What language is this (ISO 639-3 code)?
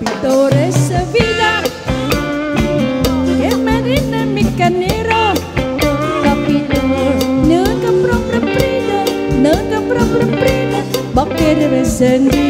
tha